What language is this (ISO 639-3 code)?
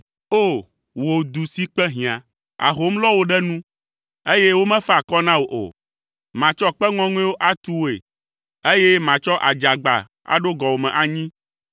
ewe